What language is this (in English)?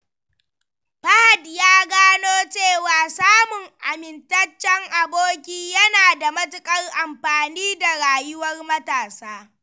Hausa